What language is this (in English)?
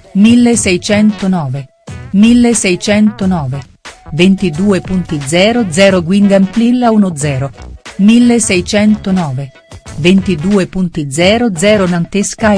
Italian